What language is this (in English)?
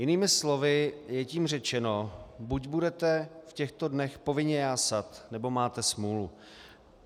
Czech